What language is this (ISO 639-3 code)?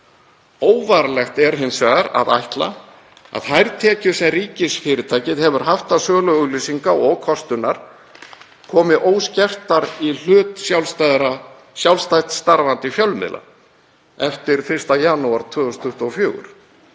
isl